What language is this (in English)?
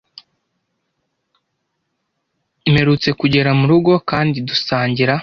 Kinyarwanda